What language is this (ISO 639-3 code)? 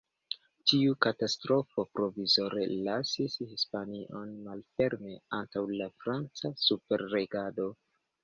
epo